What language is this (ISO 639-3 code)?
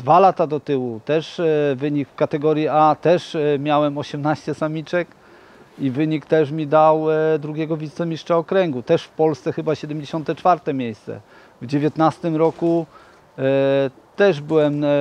pol